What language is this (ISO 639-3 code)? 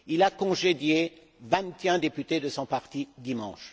fra